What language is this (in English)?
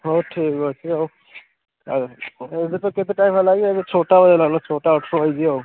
Odia